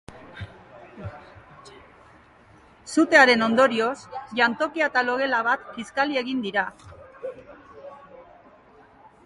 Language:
Basque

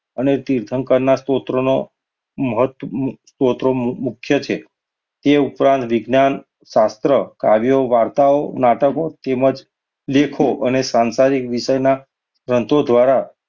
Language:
Gujarati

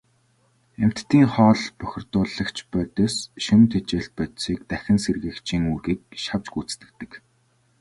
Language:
Mongolian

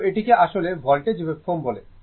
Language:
Bangla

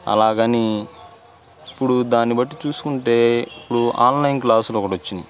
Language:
Telugu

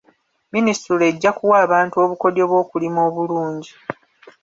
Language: Ganda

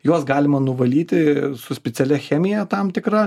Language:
Lithuanian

